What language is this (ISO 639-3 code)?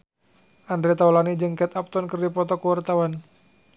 sun